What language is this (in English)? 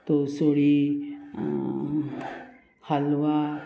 Konkani